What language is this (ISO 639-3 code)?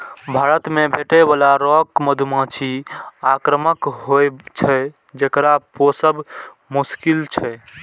mai